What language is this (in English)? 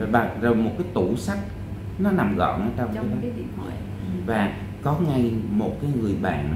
Vietnamese